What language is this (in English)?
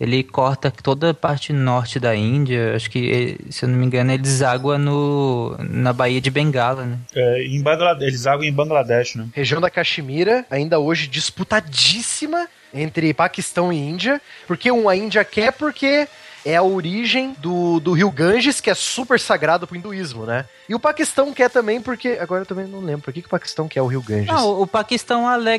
Portuguese